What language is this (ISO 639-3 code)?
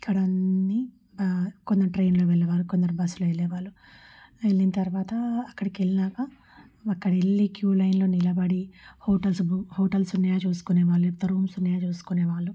tel